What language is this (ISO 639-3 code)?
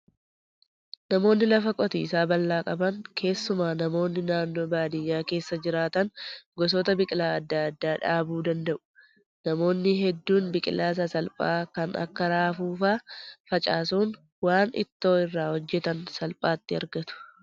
orm